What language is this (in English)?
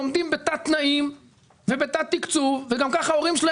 Hebrew